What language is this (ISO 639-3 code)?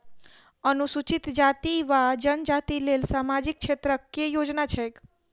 mai